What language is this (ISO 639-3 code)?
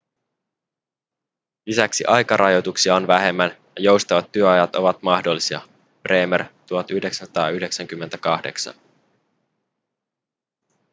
fin